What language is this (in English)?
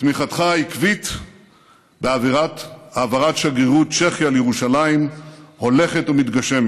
Hebrew